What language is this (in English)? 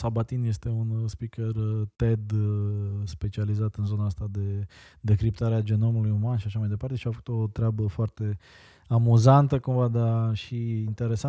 Romanian